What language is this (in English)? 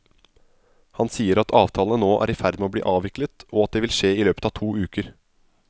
Norwegian